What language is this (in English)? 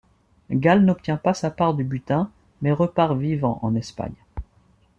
French